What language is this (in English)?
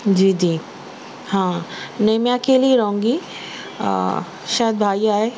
Urdu